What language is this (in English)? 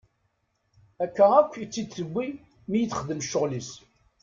Kabyle